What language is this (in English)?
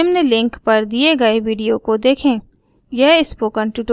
Hindi